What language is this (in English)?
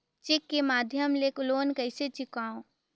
Chhattisgarhi